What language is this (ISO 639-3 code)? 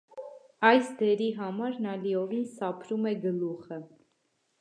hye